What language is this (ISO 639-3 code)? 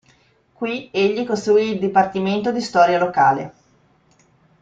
ita